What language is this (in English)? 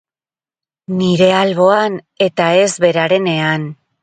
Basque